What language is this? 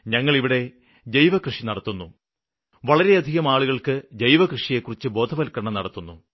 Malayalam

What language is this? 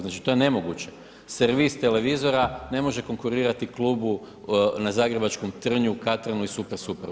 Croatian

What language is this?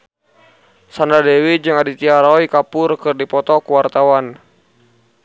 Sundanese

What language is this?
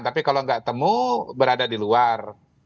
Indonesian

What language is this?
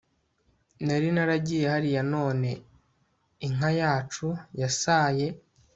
Kinyarwanda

